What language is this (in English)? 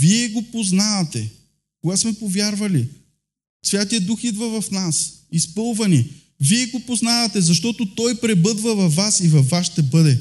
Bulgarian